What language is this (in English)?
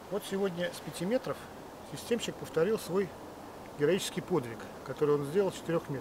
Russian